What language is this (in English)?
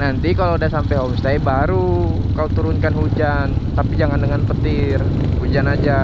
Indonesian